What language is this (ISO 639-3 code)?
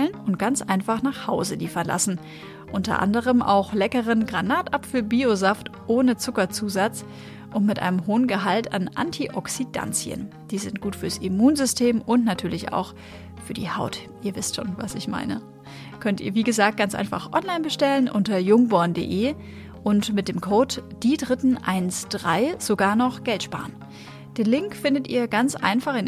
deu